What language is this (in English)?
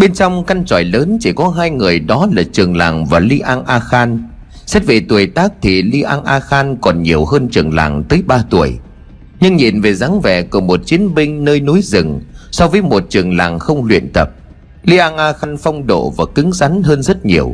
Vietnamese